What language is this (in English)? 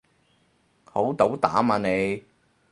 Cantonese